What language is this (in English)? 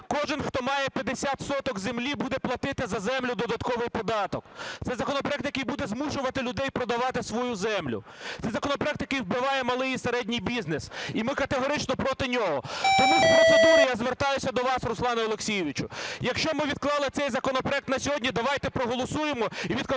Ukrainian